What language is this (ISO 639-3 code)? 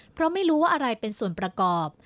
tha